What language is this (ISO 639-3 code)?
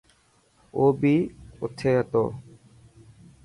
mki